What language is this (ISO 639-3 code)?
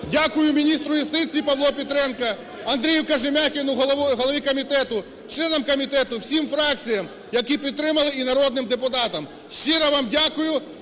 ukr